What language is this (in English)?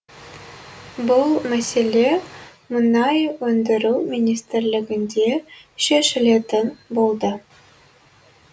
Kazakh